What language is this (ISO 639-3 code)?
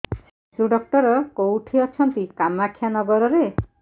ori